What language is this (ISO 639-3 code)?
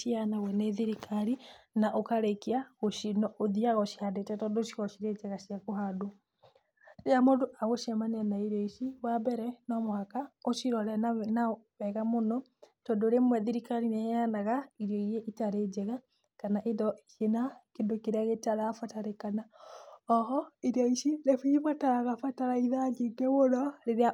kik